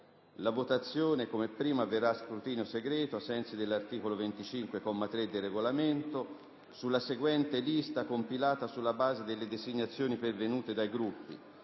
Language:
Italian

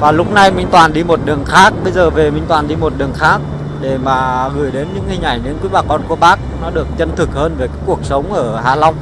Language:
Vietnamese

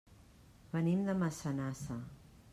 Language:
Catalan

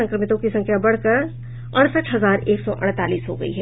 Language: Hindi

